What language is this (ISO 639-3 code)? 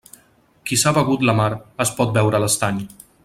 cat